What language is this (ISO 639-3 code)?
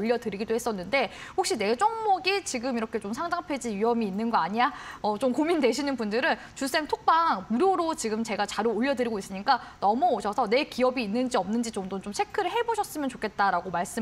kor